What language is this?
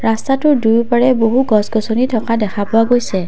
Assamese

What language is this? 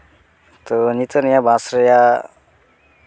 Santali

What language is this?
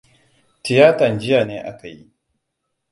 Hausa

